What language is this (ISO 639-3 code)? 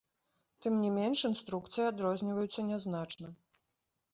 bel